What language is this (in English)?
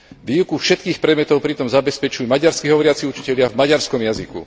Slovak